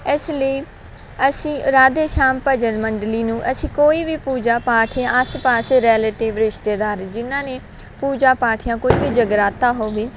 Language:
Punjabi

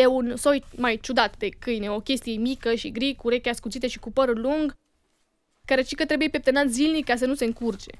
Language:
Romanian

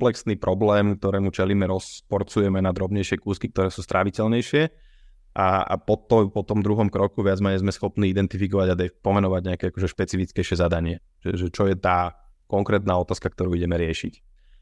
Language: Slovak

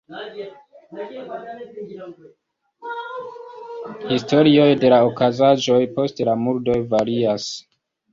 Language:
Esperanto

